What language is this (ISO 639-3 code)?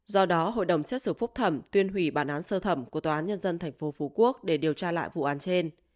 vie